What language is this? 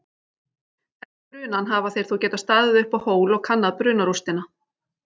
Icelandic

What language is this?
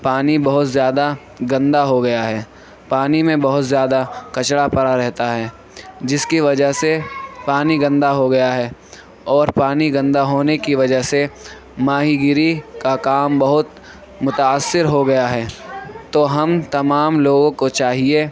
Urdu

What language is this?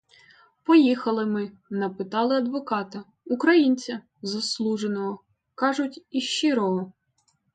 Ukrainian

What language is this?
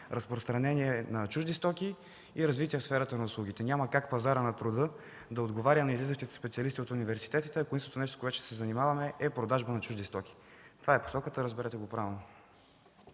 Bulgarian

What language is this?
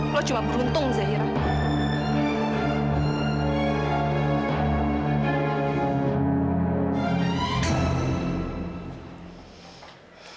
Indonesian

